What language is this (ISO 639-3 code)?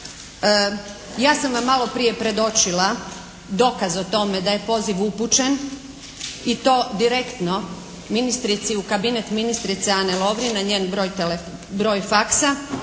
hrv